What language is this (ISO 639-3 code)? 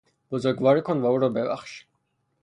fas